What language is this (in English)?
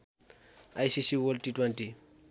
Nepali